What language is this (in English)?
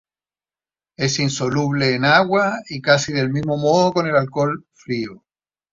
Spanish